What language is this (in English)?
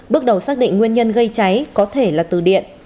Vietnamese